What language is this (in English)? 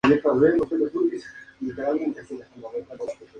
Spanish